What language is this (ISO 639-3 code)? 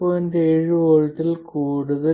mal